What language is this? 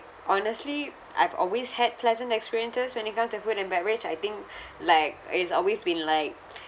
English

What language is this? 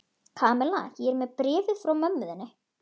Icelandic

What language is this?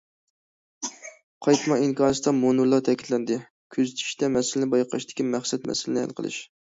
Uyghur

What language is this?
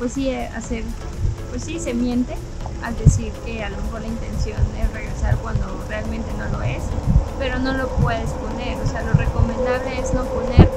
Spanish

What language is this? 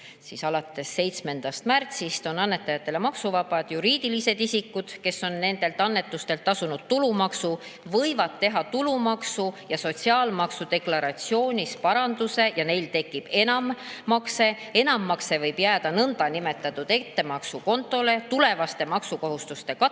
Estonian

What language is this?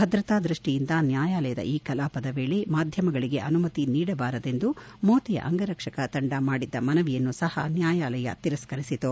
Kannada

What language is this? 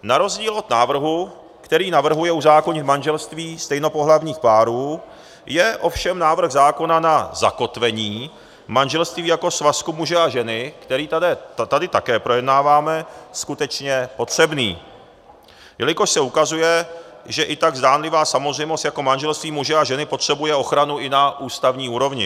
Czech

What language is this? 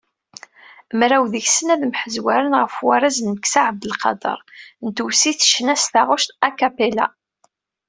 Kabyle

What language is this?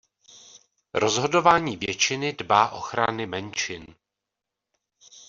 Czech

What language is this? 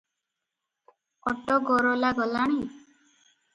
Odia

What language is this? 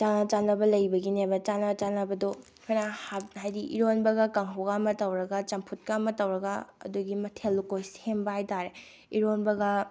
Manipuri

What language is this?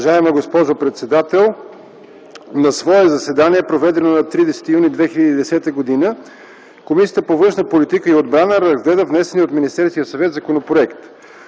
Bulgarian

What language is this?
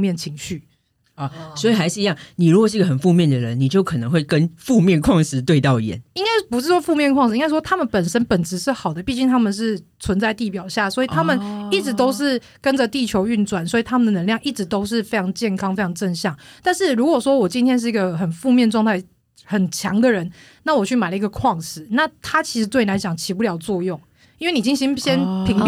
Chinese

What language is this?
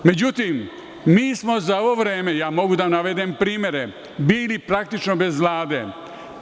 Serbian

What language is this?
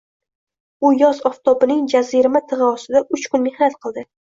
Uzbek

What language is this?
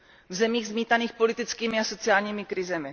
Czech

